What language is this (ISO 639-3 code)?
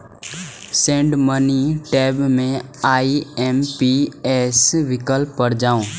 mai